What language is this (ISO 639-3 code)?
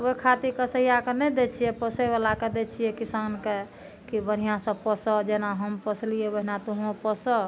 mai